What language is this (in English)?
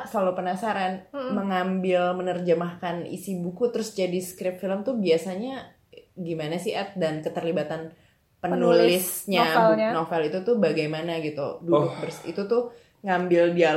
Indonesian